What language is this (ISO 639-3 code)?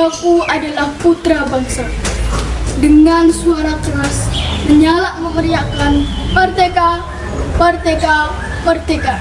ind